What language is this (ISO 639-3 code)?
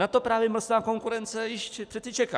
ces